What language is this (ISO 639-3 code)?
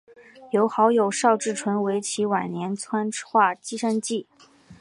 zho